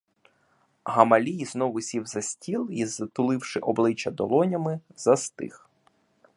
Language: Ukrainian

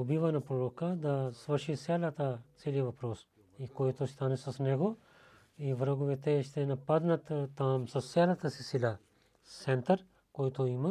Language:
Bulgarian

